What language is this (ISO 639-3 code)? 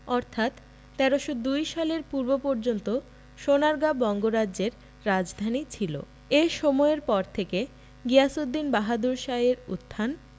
ben